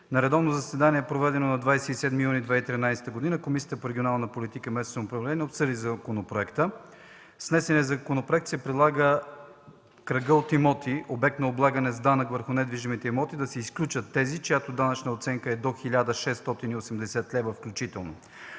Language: Bulgarian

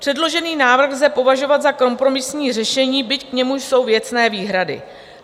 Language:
Czech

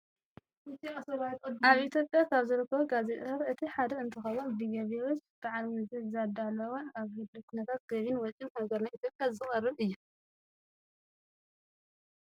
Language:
Tigrinya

